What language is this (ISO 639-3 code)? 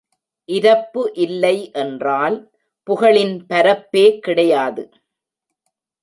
tam